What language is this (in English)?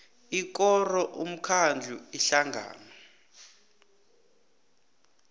South Ndebele